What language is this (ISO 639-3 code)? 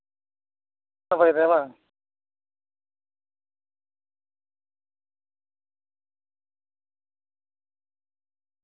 sat